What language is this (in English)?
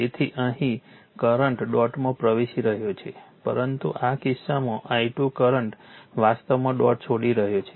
Gujarati